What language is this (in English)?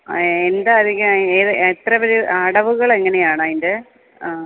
Malayalam